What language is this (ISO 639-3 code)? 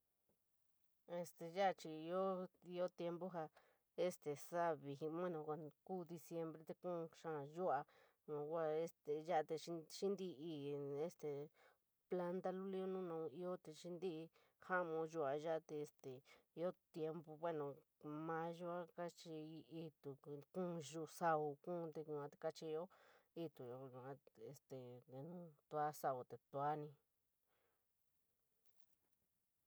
mig